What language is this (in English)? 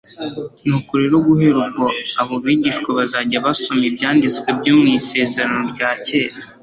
Kinyarwanda